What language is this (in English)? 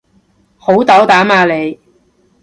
Cantonese